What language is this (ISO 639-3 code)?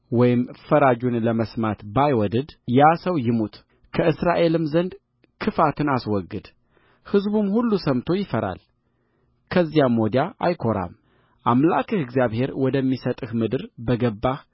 amh